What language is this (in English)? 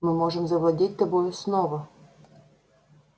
Russian